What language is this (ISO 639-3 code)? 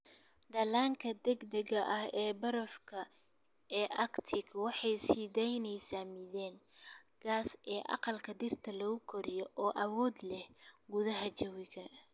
som